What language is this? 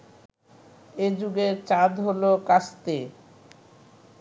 Bangla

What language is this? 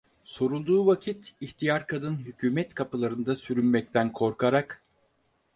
Turkish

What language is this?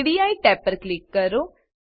Gujarati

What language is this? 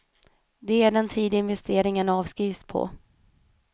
Swedish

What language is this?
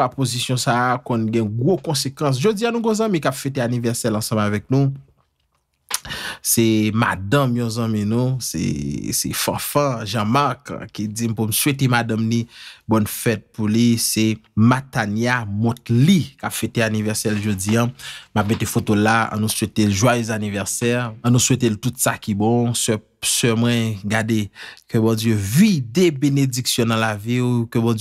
French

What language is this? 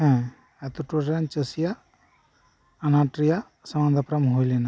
Santali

